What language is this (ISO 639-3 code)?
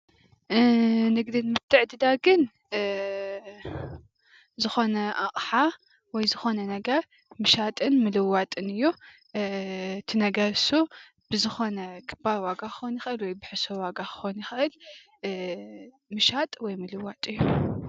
tir